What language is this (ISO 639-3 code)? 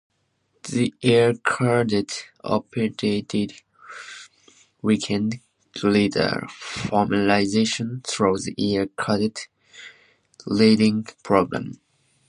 eng